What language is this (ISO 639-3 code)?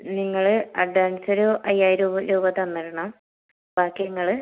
mal